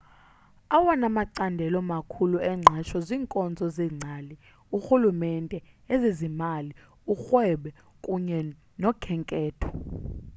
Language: Xhosa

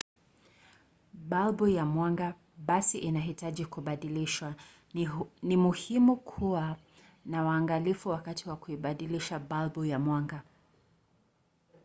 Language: Swahili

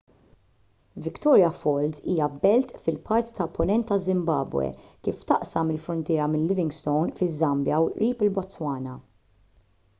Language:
Maltese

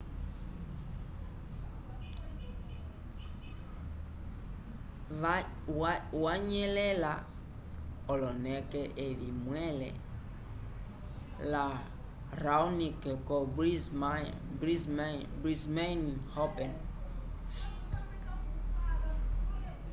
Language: Umbundu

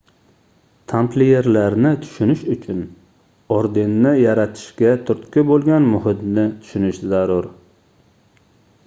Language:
Uzbek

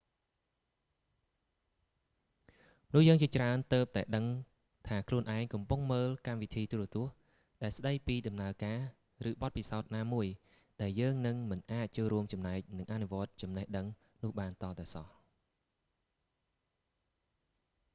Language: Khmer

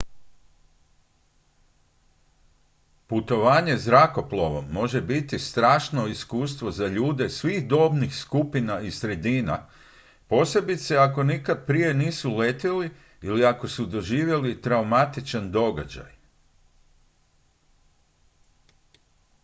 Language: Croatian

